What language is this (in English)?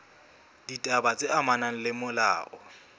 Southern Sotho